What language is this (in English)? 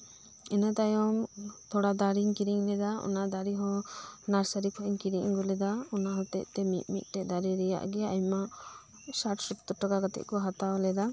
Santali